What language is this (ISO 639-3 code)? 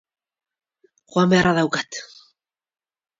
eus